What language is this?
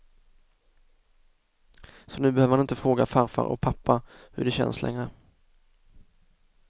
Swedish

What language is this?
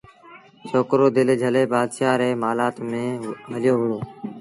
Sindhi Bhil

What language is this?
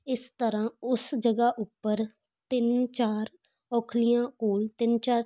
Punjabi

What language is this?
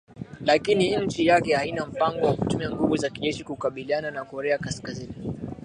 Swahili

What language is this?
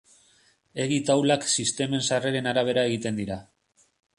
Basque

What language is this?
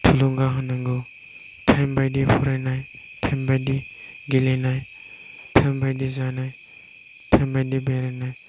Bodo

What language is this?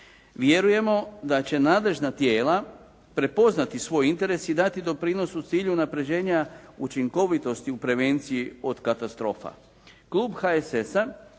Croatian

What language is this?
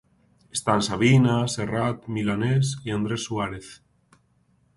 Galician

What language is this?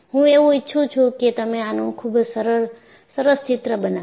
Gujarati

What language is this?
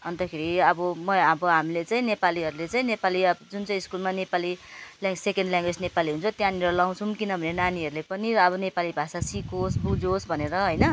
Nepali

